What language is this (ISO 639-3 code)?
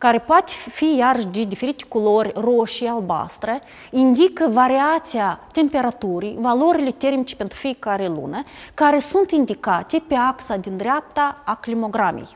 ron